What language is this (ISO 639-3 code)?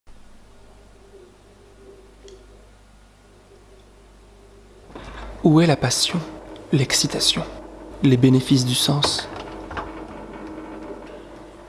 fra